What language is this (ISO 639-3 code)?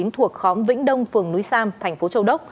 vie